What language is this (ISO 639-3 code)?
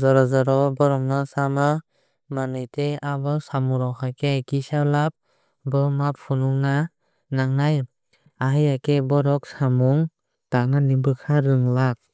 trp